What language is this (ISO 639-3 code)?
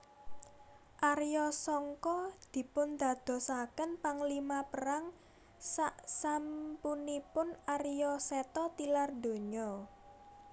jav